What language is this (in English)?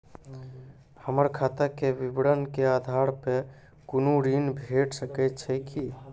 Maithili